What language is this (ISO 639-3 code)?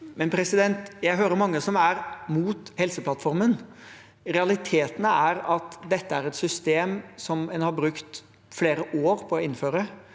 nor